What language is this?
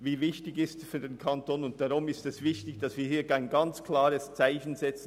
Swiss German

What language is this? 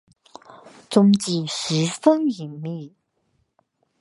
Chinese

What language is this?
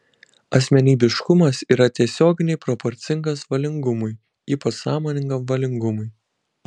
Lithuanian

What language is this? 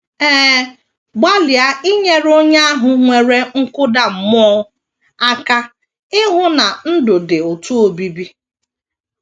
Igbo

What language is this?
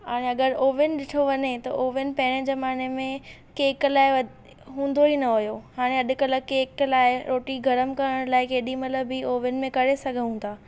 Sindhi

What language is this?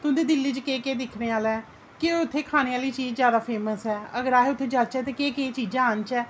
Dogri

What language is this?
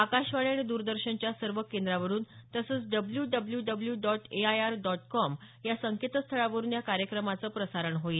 Marathi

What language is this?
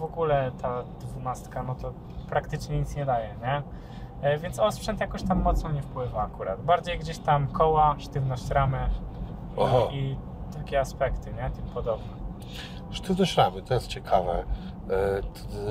Polish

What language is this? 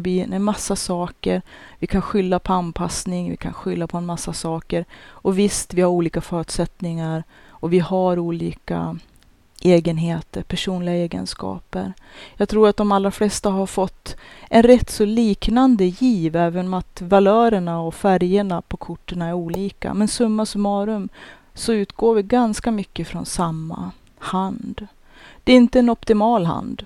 Swedish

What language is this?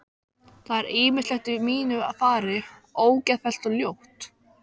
Icelandic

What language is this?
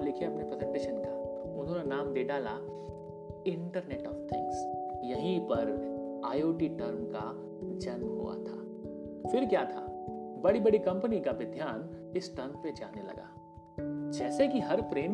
Hindi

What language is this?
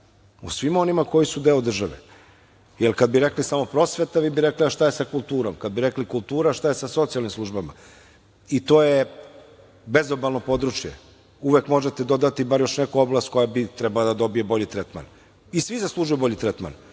Serbian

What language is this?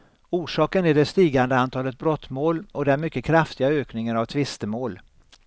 Swedish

